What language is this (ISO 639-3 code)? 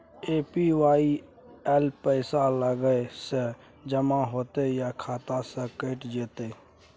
mai